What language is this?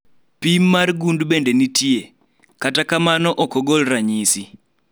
Luo (Kenya and Tanzania)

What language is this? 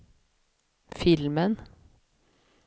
Swedish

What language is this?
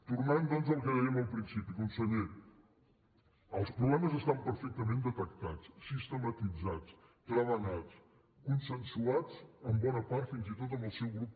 Catalan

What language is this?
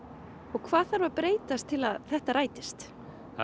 Icelandic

